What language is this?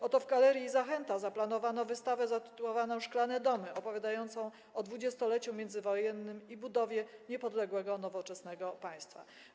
Polish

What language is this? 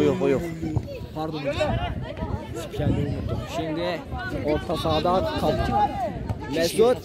Turkish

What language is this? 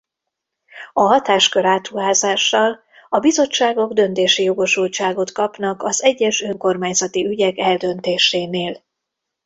Hungarian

